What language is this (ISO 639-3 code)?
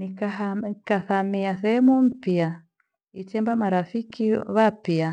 gwe